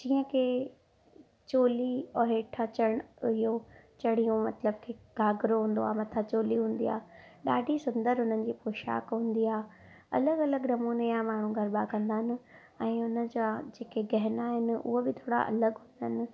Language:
Sindhi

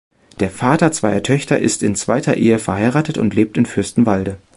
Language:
German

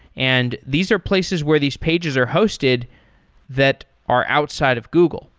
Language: English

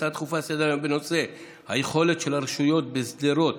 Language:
Hebrew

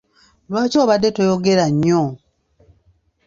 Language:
Ganda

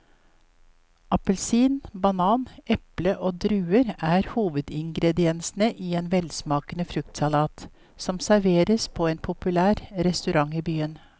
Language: Norwegian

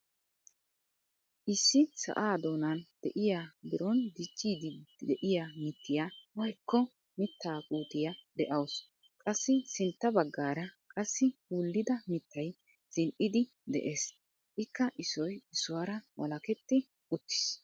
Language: Wolaytta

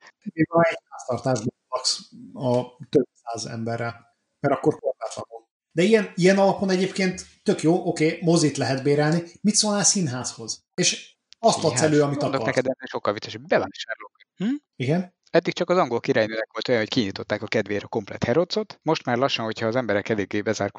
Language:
Hungarian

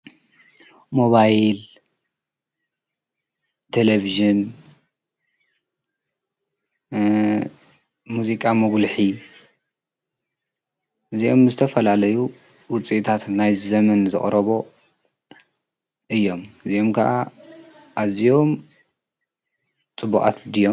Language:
Tigrinya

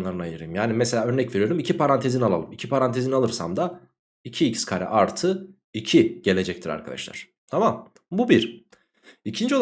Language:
Turkish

